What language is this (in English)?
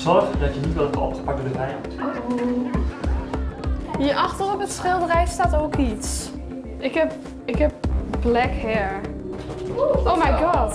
Dutch